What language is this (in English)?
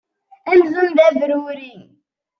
Kabyle